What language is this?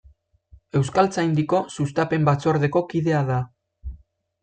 Basque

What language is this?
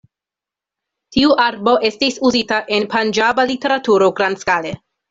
Esperanto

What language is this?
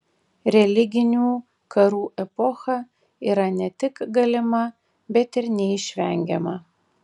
Lithuanian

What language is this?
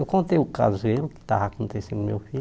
Portuguese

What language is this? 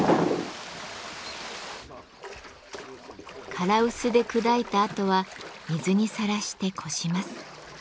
Japanese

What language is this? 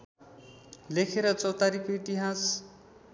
Nepali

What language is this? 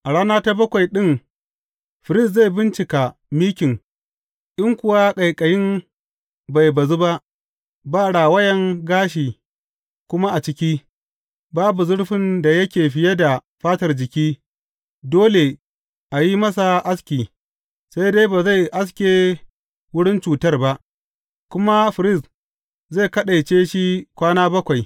Hausa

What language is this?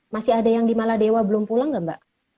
Indonesian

